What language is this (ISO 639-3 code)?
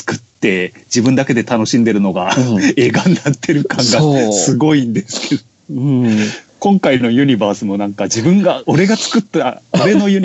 jpn